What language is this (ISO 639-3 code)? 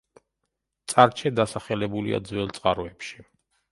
kat